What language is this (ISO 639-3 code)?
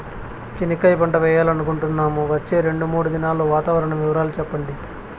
tel